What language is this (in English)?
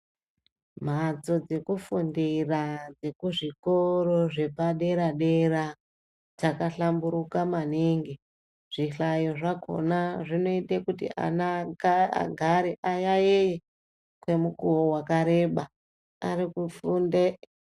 Ndau